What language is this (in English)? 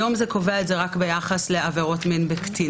Hebrew